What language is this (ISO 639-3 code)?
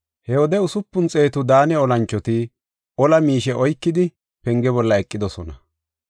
gof